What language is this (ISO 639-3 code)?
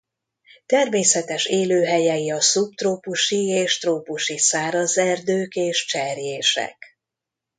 hun